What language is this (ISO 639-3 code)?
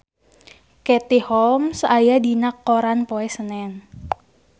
sun